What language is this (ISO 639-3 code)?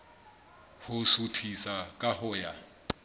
sot